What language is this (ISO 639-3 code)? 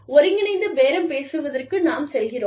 tam